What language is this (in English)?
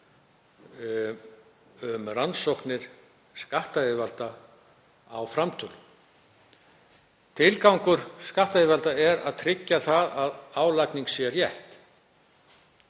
Icelandic